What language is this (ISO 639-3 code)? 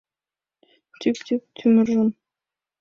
chm